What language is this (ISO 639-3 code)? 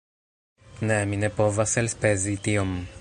epo